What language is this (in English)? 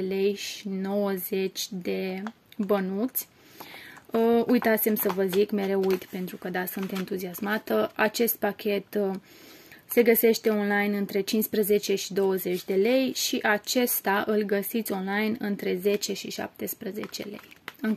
Romanian